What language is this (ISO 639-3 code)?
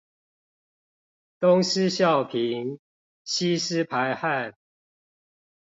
zho